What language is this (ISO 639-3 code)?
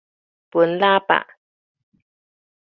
nan